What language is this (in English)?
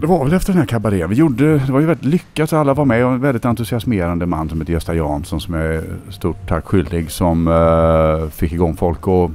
Swedish